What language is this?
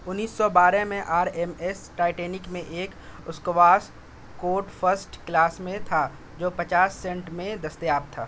Urdu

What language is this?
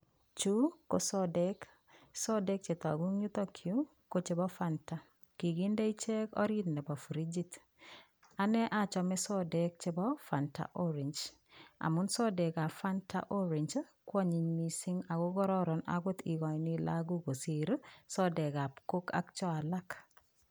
Kalenjin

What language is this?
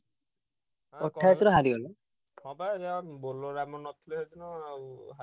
Odia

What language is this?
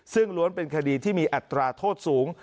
Thai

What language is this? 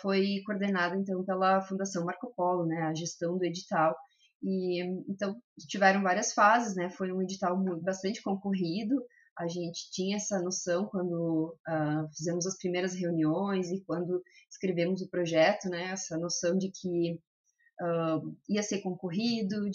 Portuguese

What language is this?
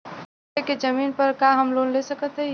Bhojpuri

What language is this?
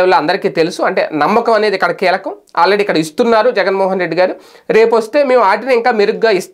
Telugu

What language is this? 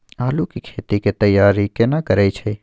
Maithili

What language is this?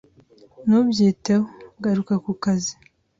Kinyarwanda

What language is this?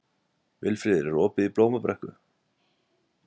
Icelandic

